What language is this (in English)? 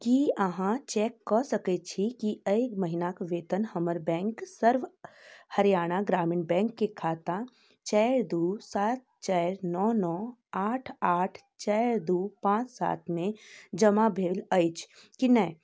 Maithili